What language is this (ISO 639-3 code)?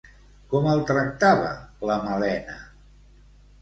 cat